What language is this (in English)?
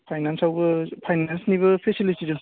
Bodo